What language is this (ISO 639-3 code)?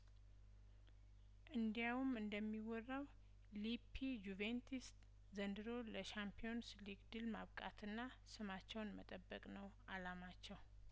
amh